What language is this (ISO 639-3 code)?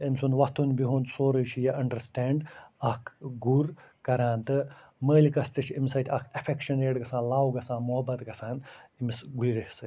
kas